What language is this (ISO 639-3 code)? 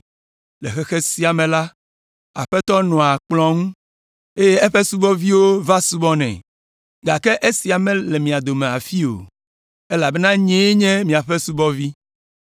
ewe